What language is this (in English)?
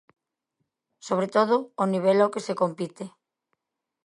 Galician